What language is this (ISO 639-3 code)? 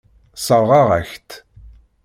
kab